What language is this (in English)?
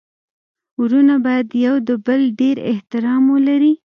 Pashto